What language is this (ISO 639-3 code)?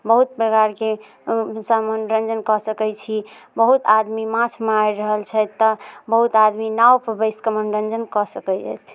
mai